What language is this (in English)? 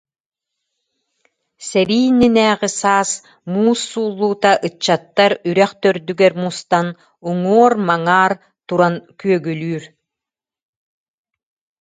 Yakut